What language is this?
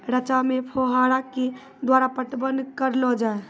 Maithili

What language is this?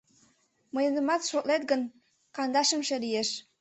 Mari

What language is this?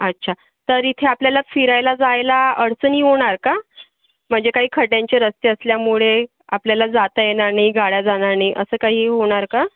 Marathi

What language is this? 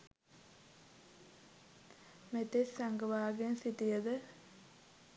Sinhala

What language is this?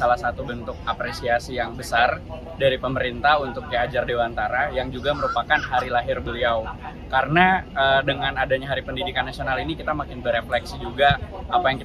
Indonesian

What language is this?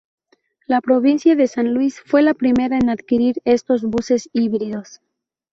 Spanish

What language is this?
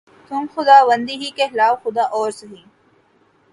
Urdu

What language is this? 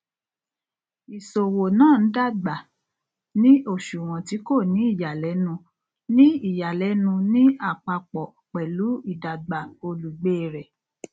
Yoruba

